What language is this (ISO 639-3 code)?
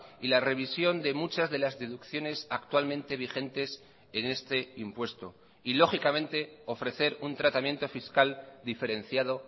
spa